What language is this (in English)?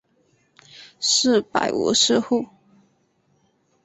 Chinese